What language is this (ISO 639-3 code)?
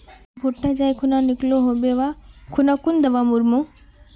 mag